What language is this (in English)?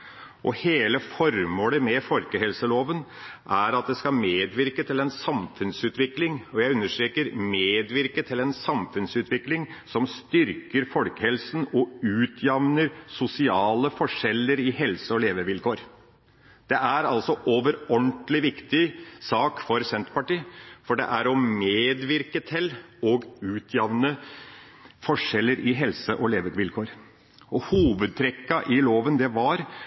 Norwegian Bokmål